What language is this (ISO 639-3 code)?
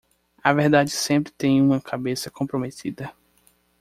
por